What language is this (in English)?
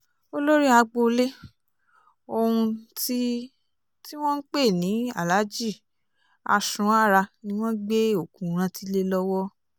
Yoruba